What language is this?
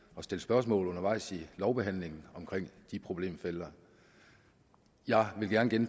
Danish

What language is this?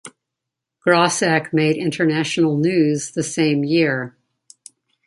English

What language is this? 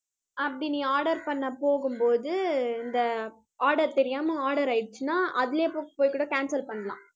Tamil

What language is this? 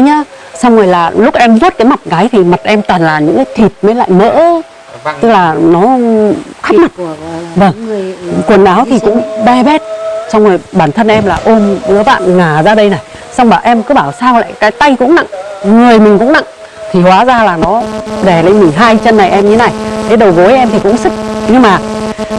Vietnamese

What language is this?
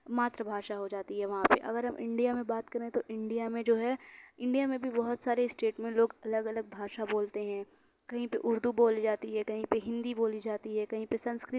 Urdu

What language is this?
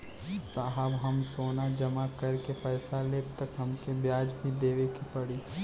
Bhojpuri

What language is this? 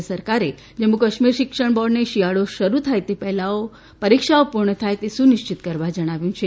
Gujarati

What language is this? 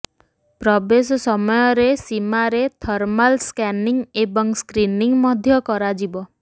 Odia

